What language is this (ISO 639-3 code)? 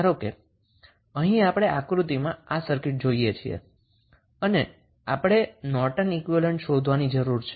guj